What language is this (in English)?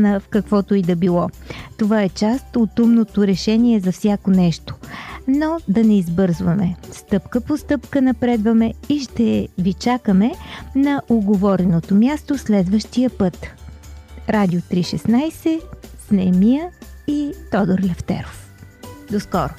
Bulgarian